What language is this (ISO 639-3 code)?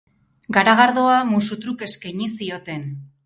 eus